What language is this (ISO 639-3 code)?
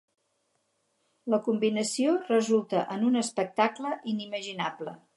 cat